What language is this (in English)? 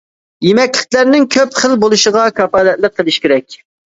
Uyghur